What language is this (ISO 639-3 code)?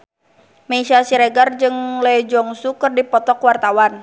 sun